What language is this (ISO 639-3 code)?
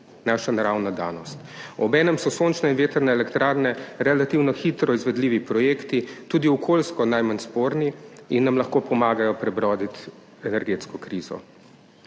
slv